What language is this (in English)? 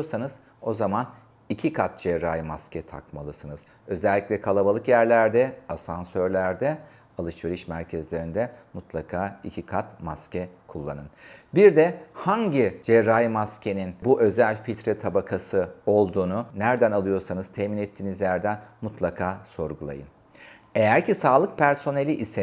Turkish